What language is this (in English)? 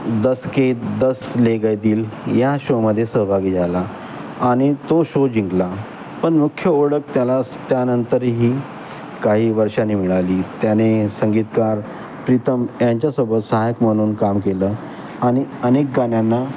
Marathi